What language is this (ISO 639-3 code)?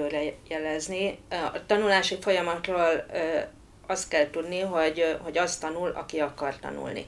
hun